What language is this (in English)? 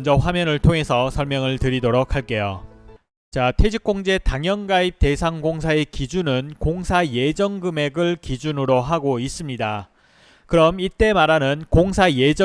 Korean